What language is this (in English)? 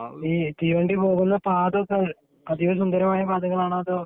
Malayalam